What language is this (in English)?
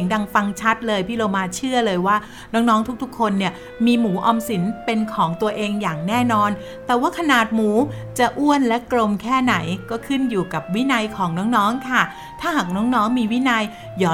Thai